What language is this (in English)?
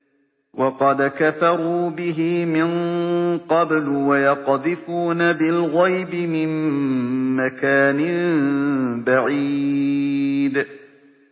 Arabic